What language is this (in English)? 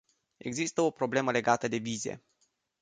Romanian